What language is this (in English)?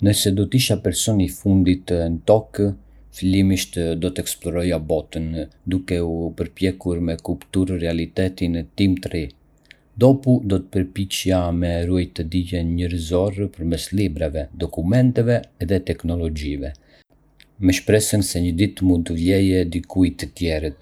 Arbëreshë Albanian